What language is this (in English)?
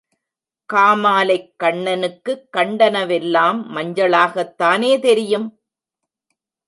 Tamil